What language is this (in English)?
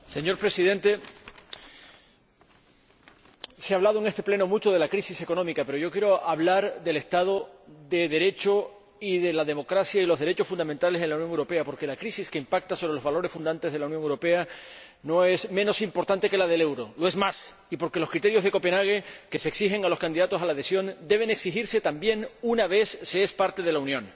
Spanish